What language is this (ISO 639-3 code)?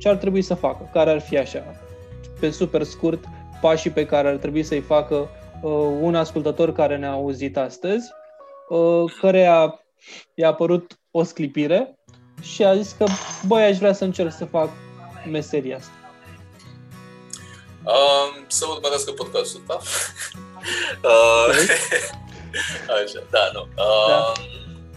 ron